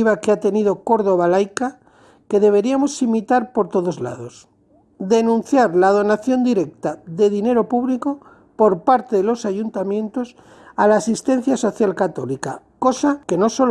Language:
Spanish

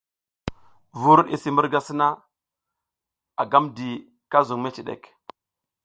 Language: South Giziga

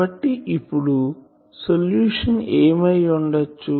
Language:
Telugu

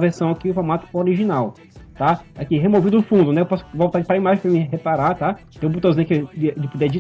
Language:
Portuguese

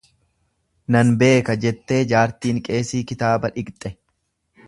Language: Oromo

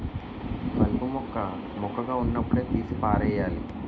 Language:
Telugu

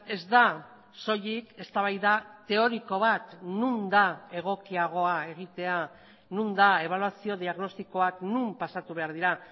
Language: Basque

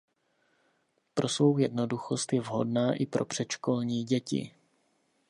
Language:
Czech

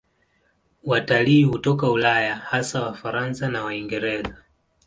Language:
Swahili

